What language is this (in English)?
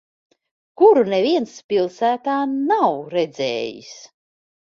Latvian